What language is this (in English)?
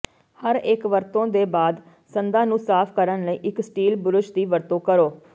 Punjabi